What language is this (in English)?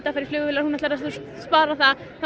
Icelandic